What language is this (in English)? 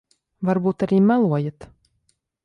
Latvian